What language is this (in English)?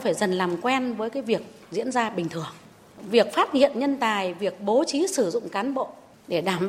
Vietnamese